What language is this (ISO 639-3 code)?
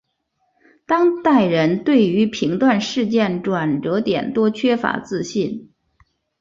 zho